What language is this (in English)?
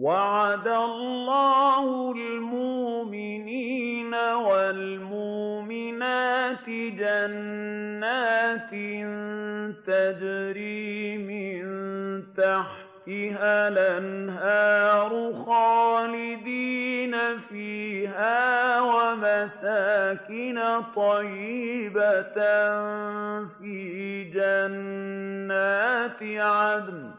Arabic